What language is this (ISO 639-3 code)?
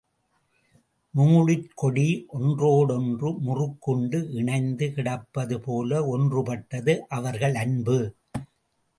tam